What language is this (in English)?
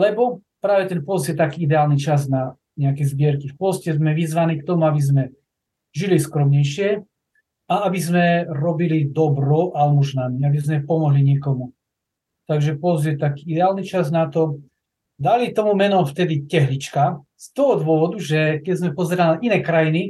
Slovak